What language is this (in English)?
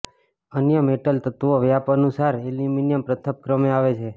Gujarati